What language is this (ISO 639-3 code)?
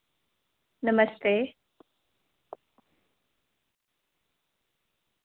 doi